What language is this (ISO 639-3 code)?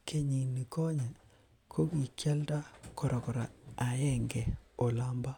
kln